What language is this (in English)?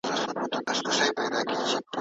Pashto